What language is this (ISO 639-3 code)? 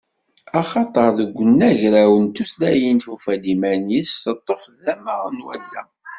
kab